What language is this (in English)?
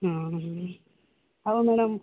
Odia